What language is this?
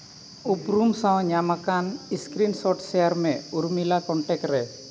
Santali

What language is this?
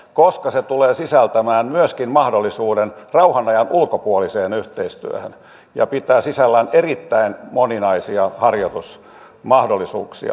Finnish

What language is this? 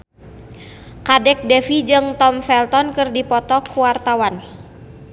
Sundanese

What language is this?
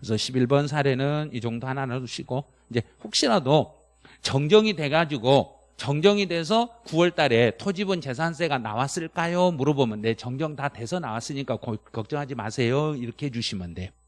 Korean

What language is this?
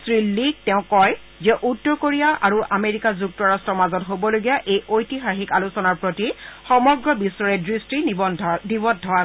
Assamese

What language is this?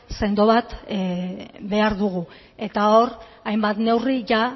Basque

